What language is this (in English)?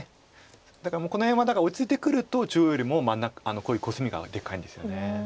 Japanese